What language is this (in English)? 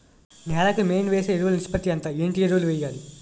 Telugu